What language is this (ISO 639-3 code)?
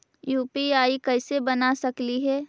mag